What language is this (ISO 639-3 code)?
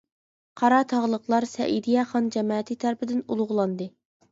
uig